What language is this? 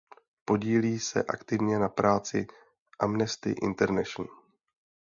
Czech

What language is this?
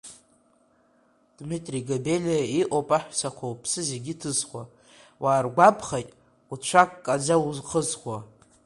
Abkhazian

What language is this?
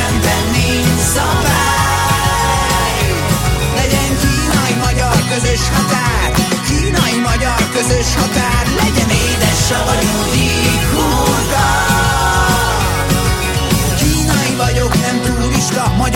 Hungarian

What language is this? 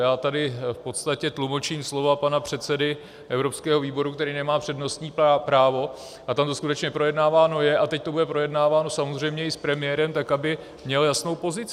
Czech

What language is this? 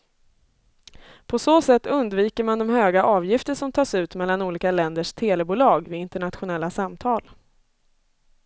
Swedish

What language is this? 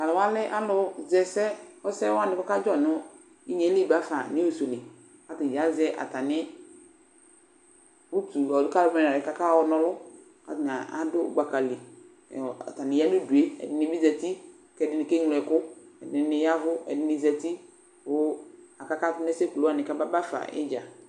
Ikposo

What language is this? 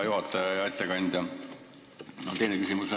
Estonian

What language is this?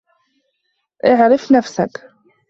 Arabic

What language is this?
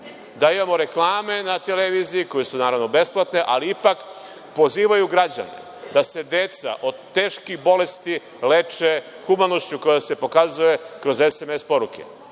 Serbian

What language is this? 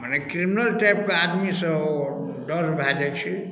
Maithili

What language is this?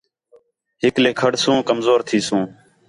Khetrani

